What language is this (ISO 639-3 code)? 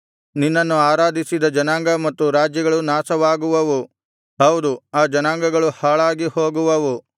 kan